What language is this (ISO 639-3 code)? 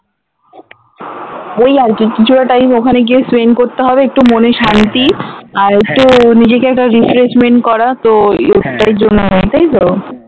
ben